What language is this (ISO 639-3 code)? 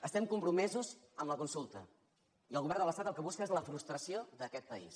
cat